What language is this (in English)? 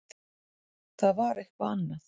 Icelandic